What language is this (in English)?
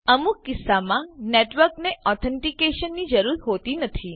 Gujarati